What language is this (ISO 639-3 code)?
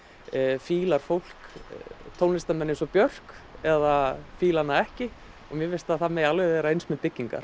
isl